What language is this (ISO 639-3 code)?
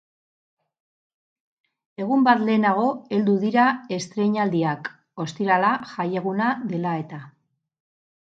eus